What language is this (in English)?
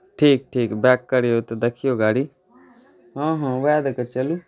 Maithili